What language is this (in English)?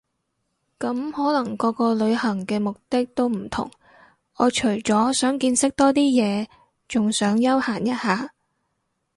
Cantonese